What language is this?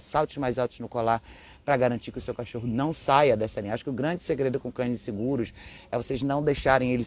Portuguese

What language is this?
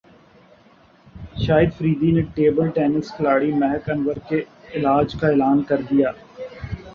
Urdu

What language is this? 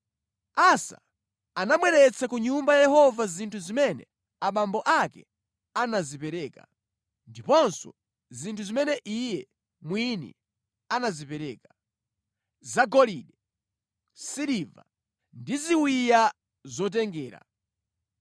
Nyanja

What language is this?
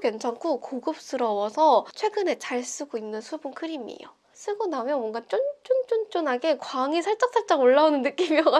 Korean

